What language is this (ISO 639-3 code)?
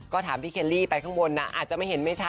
tha